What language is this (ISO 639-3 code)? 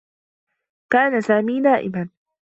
ara